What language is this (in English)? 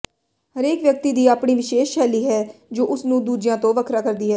Punjabi